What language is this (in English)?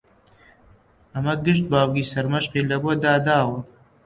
Central Kurdish